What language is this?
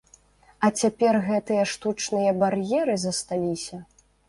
Belarusian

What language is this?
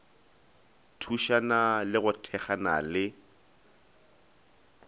Northern Sotho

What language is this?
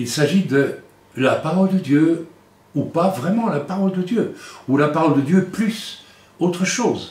French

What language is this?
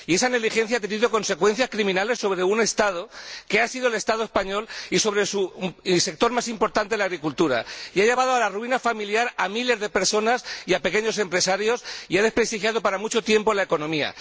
Spanish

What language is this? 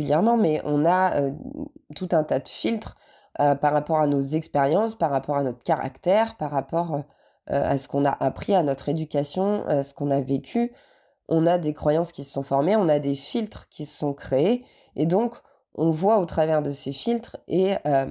French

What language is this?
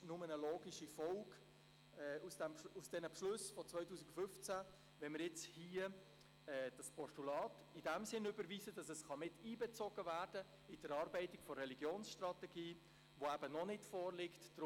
Swiss German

